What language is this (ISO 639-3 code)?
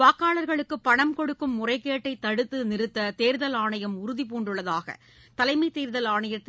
tam